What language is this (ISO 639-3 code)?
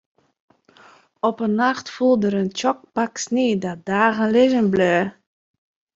fry